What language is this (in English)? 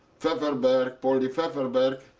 English